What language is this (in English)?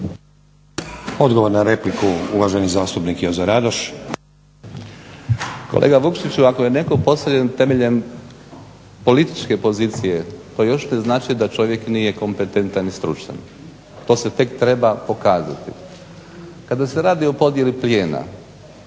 Croatian